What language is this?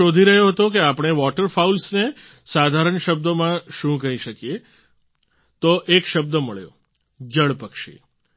Gujarati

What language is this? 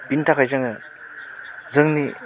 Bodo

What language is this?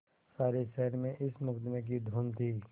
Hindi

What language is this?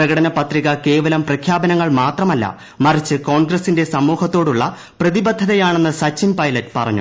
Malayalam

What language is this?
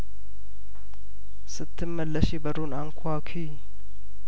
Amharic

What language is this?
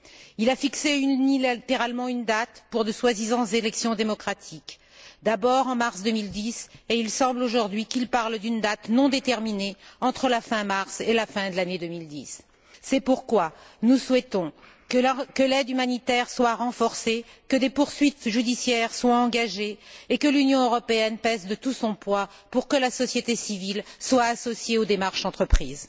French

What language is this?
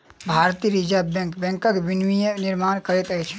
Maithili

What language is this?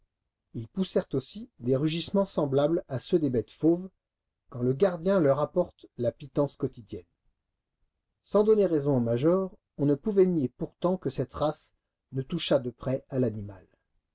French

